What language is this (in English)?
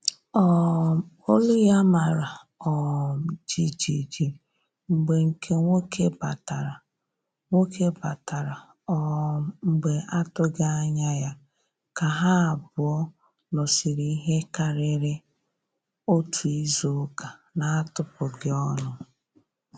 Igbo